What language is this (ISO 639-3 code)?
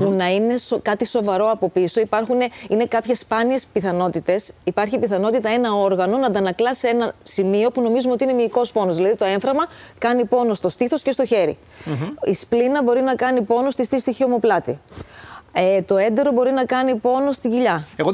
ell